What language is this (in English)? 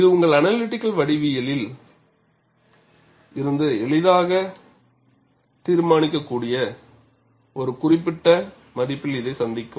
Tamil